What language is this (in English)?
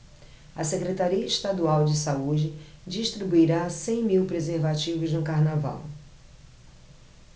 Portuguese